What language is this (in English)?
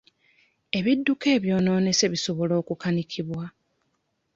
Ganda